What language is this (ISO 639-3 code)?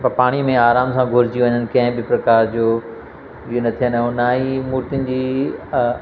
snd